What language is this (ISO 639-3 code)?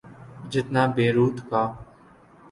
urd